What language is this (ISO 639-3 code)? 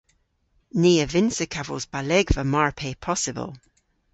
cor